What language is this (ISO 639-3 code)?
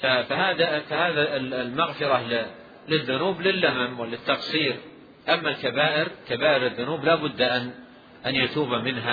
ara